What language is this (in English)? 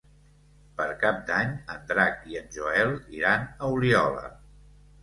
Catalan